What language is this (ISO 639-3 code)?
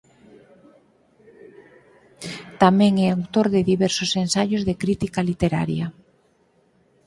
glg